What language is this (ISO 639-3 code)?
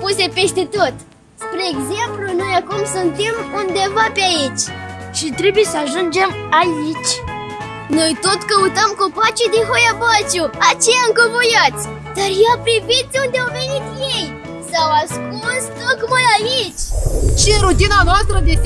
ron